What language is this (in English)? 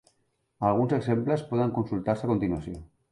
Catalan